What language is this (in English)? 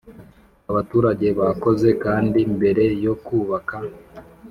Kinyarwanda